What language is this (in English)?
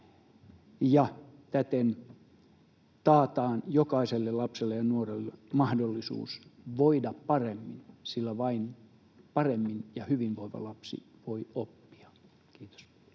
Finnish